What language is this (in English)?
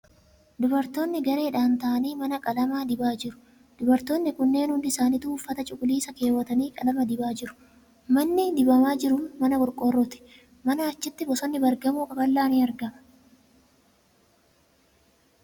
Oromo